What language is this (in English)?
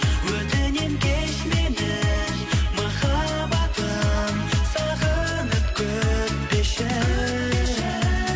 Kazakh